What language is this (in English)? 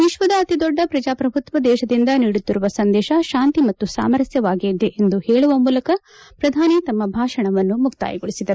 Kannada